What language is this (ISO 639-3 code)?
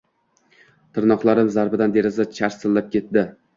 uzb